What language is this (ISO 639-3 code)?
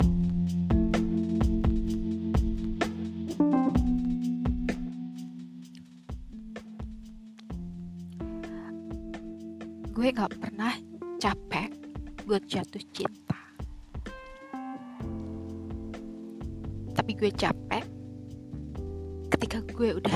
ind